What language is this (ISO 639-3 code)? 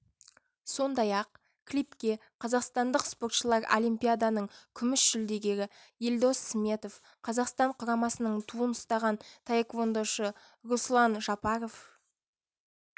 kaz